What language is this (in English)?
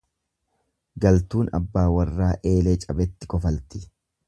Oromo